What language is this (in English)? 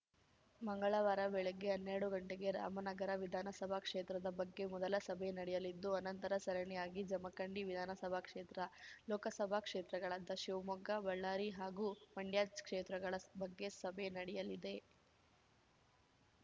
Kannada